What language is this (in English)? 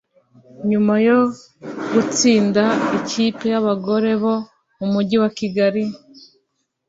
Kinyarwanda